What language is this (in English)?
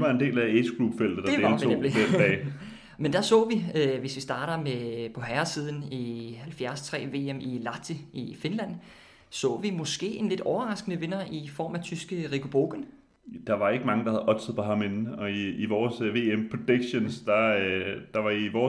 Danish